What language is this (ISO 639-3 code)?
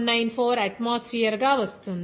tel